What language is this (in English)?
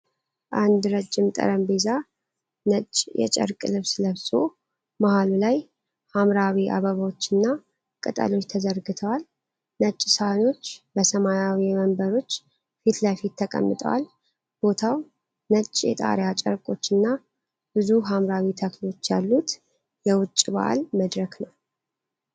Amharic